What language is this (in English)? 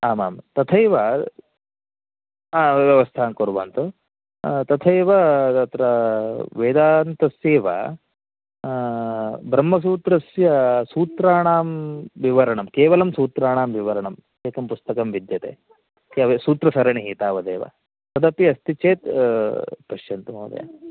Sanskrit